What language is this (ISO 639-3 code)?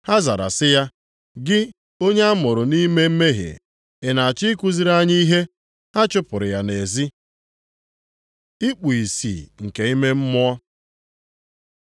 ibo